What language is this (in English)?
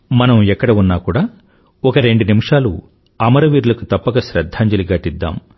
Telugu